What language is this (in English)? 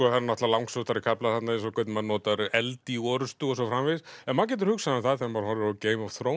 Icelandic